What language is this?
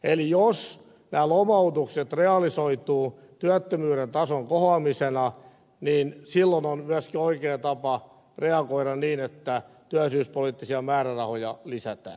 Finnish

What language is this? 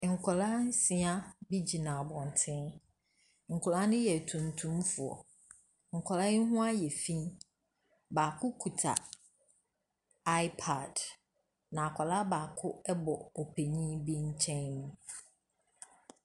Akan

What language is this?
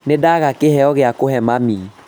Kikuyu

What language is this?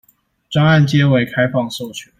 Chinese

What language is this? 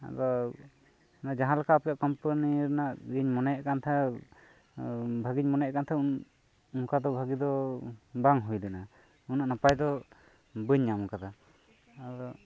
Santali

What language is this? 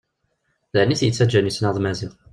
Kabyle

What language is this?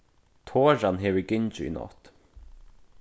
Faroese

